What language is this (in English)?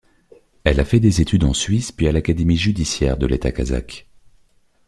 French